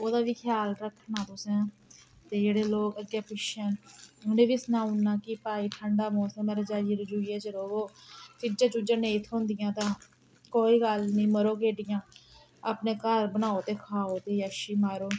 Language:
Dogri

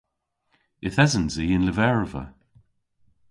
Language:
Cornish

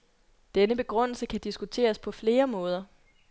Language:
Danish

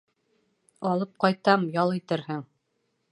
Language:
Bashkir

